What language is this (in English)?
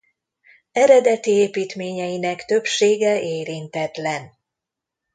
Hungarian